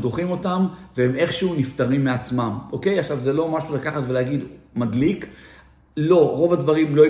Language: Hebrew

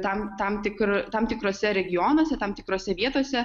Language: Lithuanian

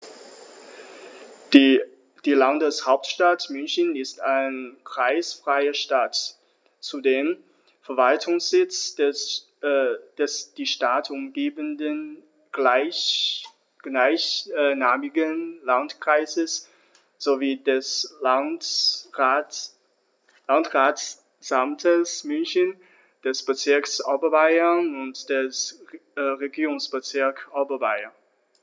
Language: German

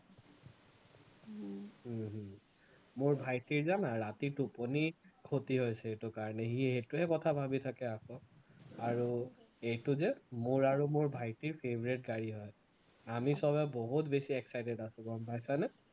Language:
Assamese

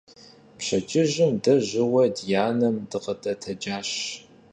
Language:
Kabardian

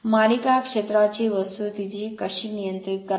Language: Marathi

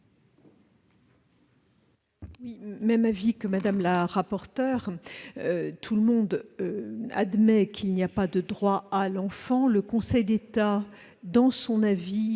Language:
French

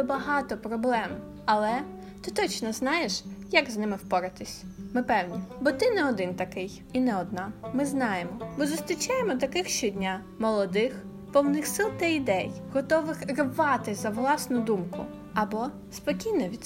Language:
Ukrainian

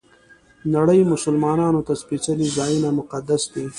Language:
Pashto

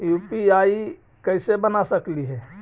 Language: Magahi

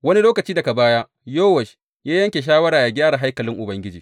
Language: Hausa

